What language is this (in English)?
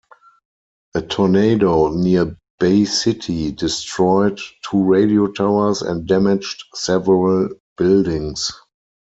English